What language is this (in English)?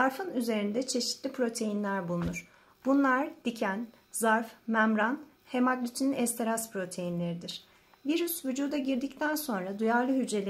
Turkish